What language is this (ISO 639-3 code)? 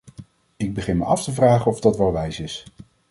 nld